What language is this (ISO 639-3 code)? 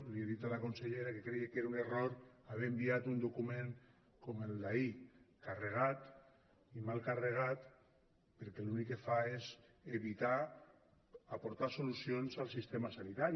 cat